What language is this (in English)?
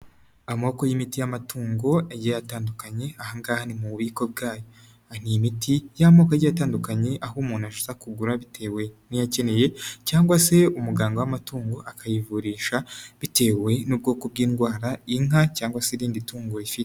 Kinyarwanda